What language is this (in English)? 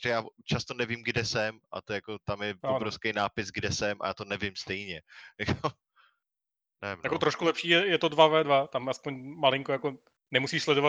Czech